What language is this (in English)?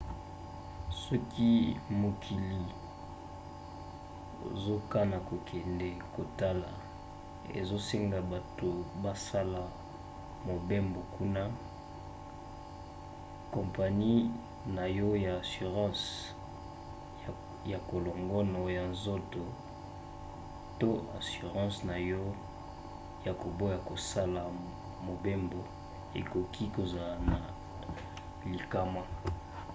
Lingala